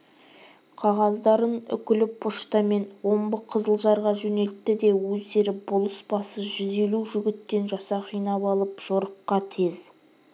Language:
Kazakh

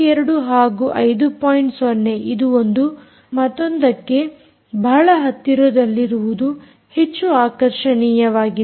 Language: Kannada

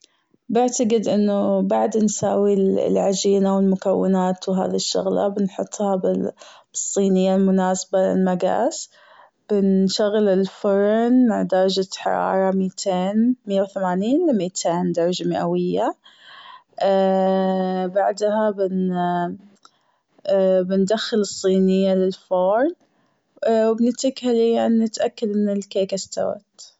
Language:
Gulf Arabic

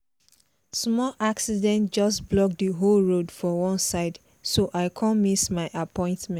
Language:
Nigerian Pidgin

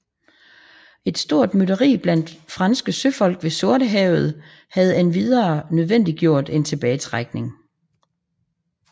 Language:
Danish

